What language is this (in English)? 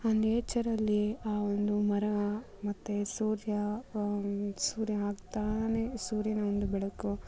Kannada